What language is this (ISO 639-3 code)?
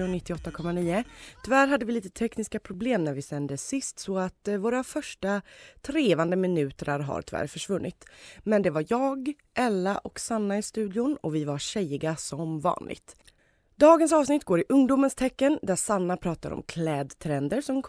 swe